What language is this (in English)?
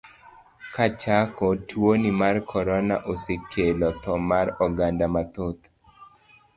Luo (Kenya and Tanzania)